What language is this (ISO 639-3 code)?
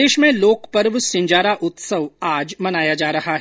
hin